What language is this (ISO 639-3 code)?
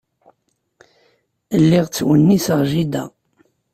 kab